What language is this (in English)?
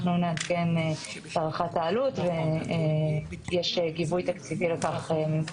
Hebrew